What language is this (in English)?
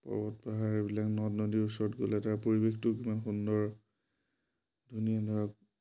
Assamese